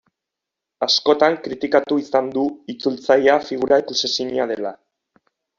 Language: Basque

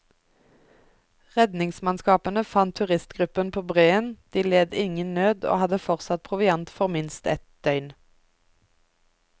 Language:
Norwegian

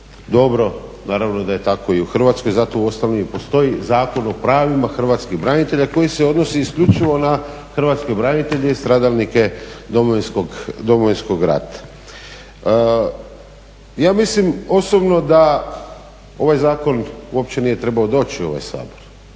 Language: Croatian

